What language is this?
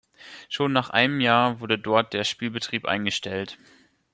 German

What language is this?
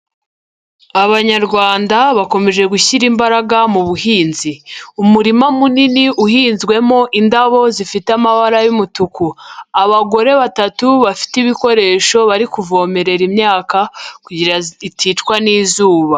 Kinyarwanda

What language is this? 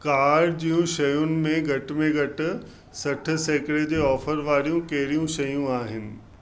Sindhi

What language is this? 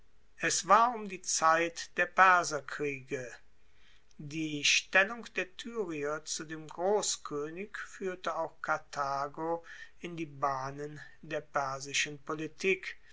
German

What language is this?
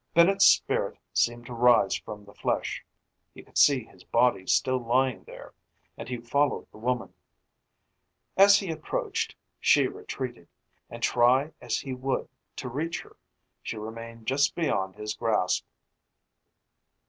English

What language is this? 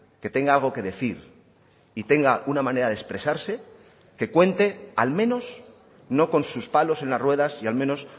Spanish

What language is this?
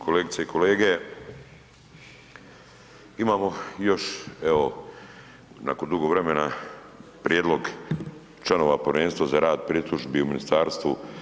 Croatian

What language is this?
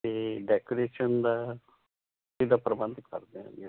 Punjabi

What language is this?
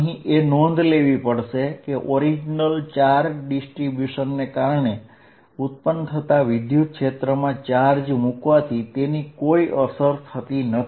Gujarati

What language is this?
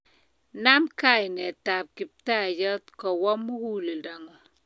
Kalenjin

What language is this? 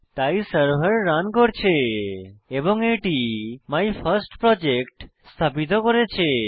Bangla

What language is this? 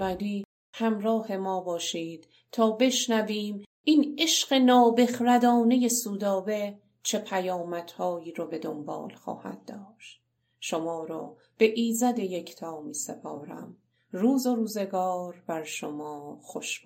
Persian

